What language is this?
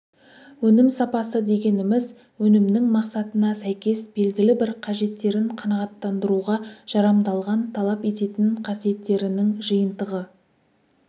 Kazakh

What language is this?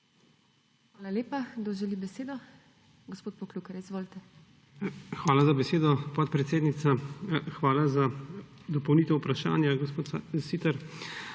Slovenian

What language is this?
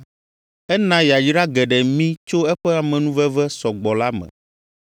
Ewe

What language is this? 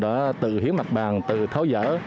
Vietnamese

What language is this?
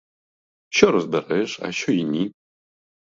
Ukrainian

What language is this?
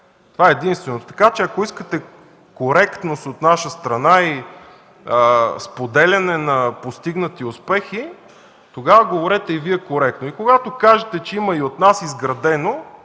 Bulgarian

